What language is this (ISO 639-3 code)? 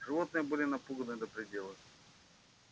rus